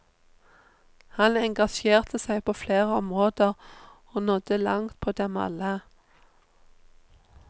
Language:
Norwegian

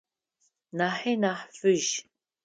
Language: Adyghe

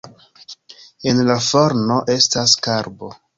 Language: Esperanto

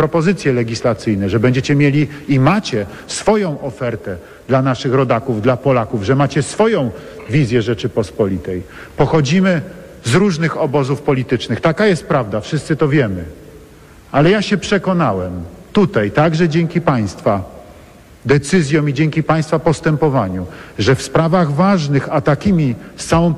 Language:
Polish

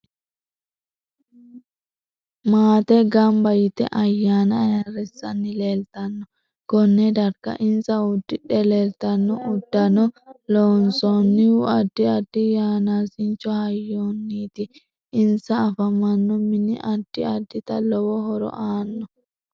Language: Sidamo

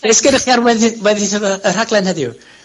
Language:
Welsh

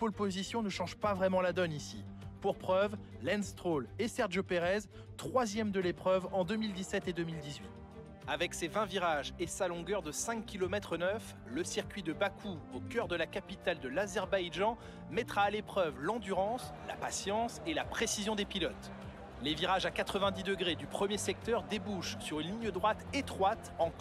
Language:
French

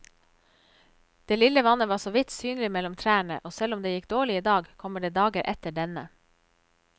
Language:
Norwegian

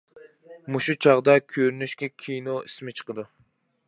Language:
Uyghur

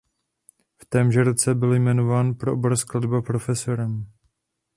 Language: Czech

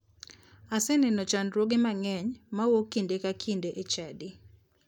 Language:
Luo (Kenya and Tanzania)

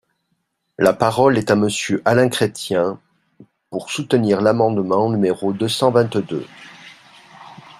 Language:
French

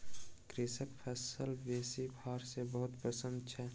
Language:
Maithili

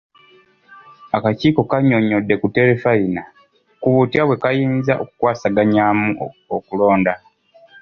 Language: Ganda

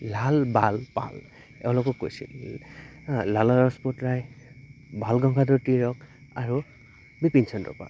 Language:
Assamese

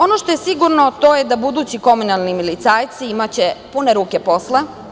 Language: Serbian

